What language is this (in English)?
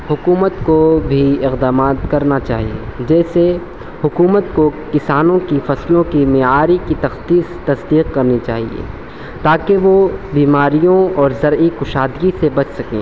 Urdu